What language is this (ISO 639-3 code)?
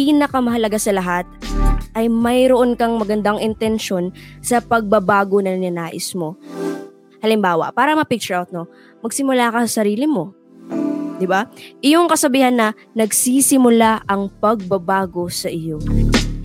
fil